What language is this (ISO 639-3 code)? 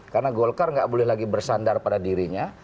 ind